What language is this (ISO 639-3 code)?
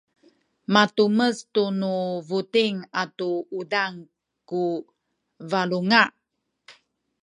szy